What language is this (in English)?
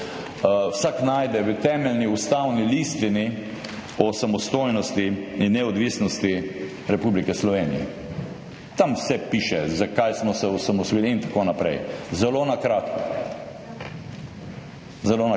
Slovenian